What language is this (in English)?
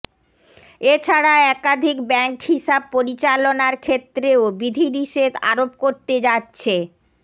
Bangla